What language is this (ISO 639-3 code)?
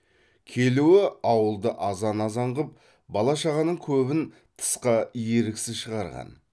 kaz